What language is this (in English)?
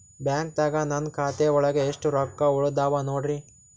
Kannada